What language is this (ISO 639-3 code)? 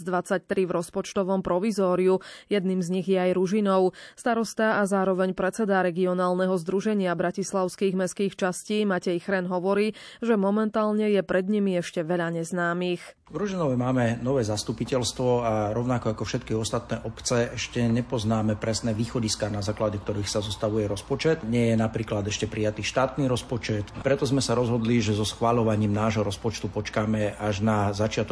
slk